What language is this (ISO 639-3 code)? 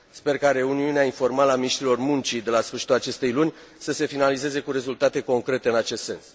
ron